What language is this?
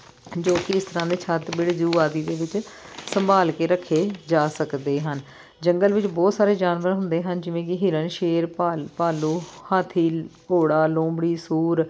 Punjabi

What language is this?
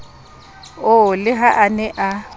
Southern Sotho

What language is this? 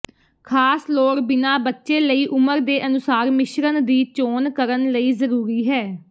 Punjabi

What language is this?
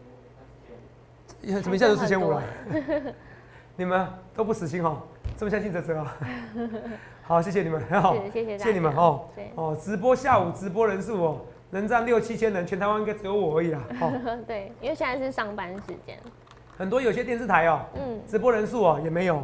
Chinese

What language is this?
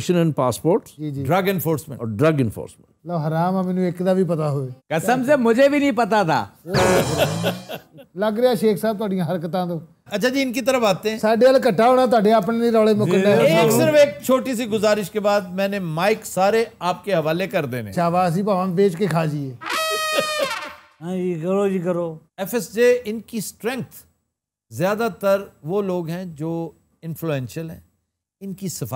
Hindi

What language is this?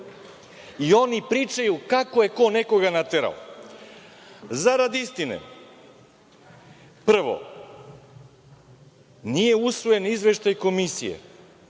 Serbian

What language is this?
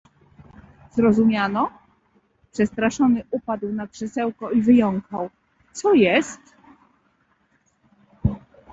Polish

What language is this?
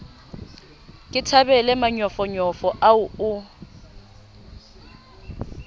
Southern Sotho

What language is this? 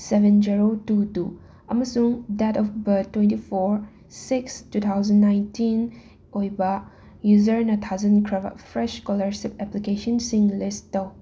Manipuri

